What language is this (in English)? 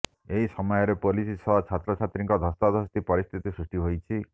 Odia